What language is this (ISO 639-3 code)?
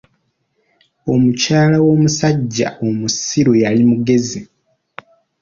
lug